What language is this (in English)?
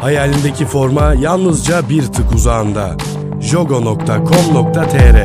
Turkish